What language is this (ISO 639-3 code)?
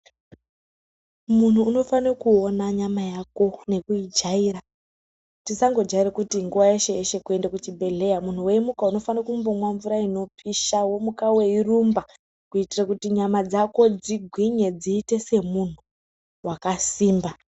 ndc